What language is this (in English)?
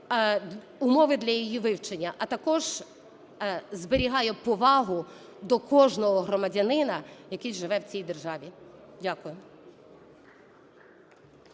Ukrainian